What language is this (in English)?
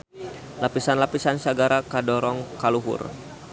Sundanese